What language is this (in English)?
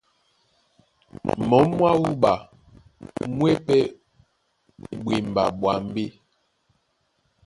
Duala